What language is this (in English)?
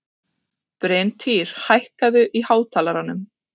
Icelandic